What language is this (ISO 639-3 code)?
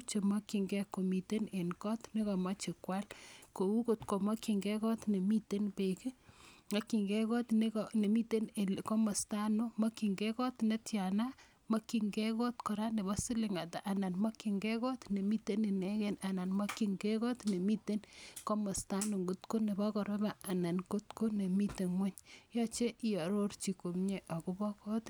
kln